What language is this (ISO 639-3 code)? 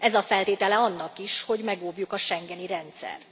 hun